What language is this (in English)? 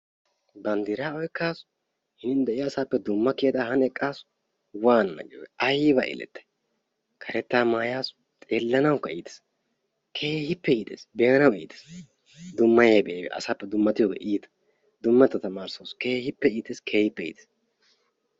Wolaytta